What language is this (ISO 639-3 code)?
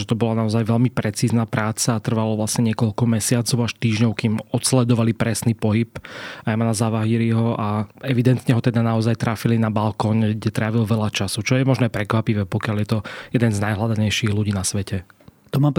slk